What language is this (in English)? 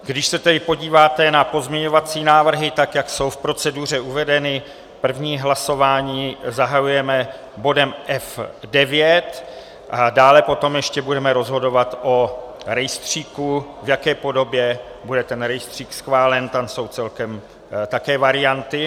Czech